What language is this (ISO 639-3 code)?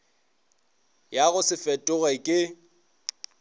nso